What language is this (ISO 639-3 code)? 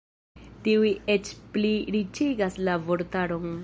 epo